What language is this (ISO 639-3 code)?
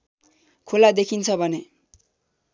nep